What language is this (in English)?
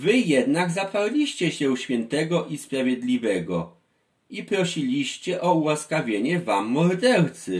Polish